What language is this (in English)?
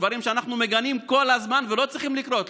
Hebrew